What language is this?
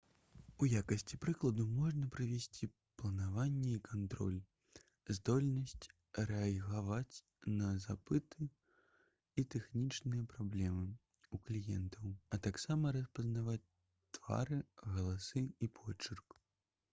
Belarusian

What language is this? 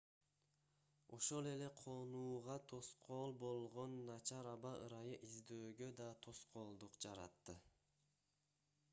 Kyrgyz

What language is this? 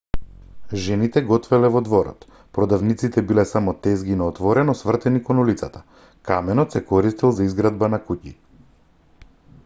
Macedonian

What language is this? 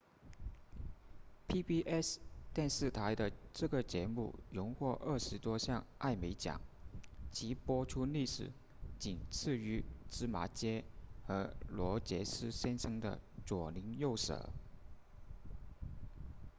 Chinese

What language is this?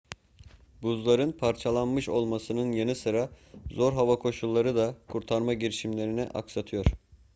Turkish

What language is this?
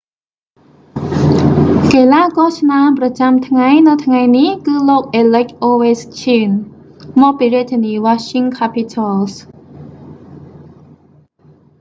Khmer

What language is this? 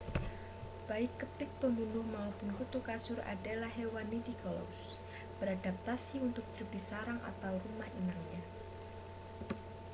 Indonesian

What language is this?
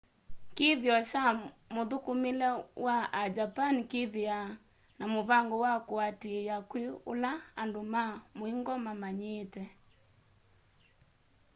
Kamba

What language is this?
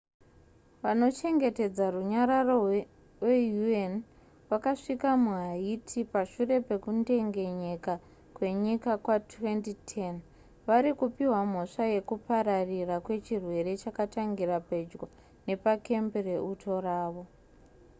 Shona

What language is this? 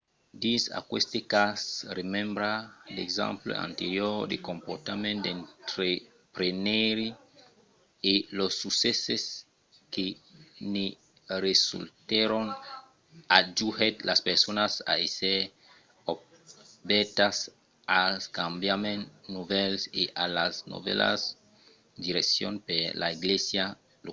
Occitan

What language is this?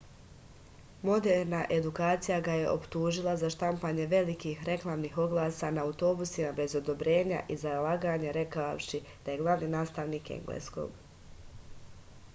Serbian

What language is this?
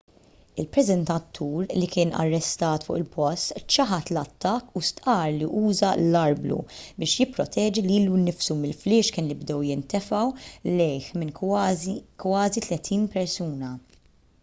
Maltese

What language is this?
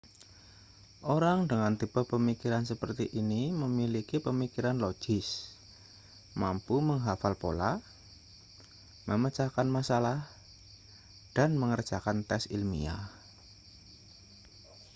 Indonesian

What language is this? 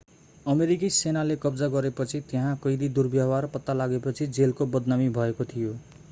Nepali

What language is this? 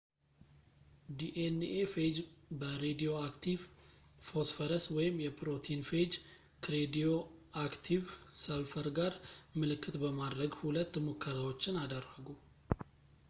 Amharic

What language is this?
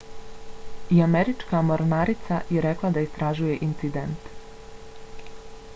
Bosnian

